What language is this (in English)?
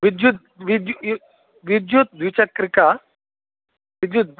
Sanskrit